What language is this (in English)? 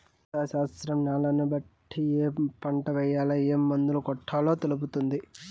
Telugu